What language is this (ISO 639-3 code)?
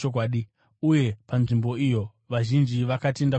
sna